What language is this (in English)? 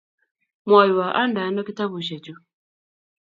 Kalenjin